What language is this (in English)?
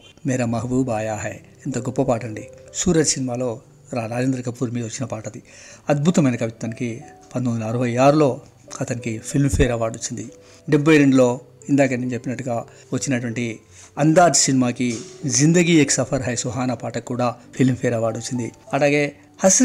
Telugu